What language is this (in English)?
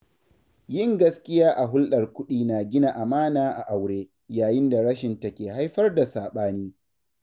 Hausa